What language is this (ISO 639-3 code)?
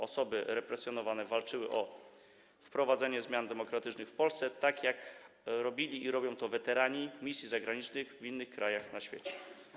pol